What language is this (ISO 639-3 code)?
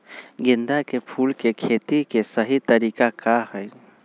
mag